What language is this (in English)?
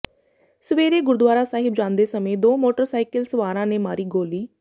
Punjabi